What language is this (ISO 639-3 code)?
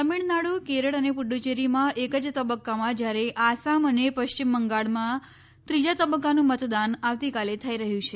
guj